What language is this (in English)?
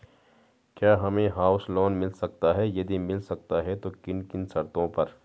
Hindi